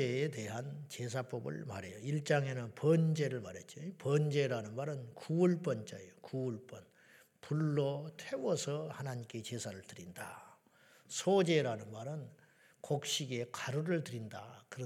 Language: Korean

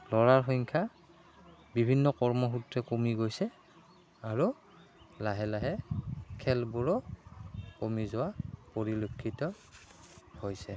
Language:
Assamese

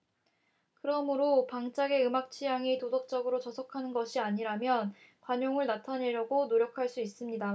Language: Korean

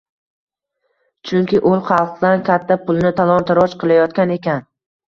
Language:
Uzbek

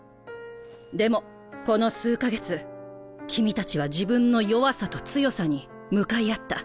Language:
Japanese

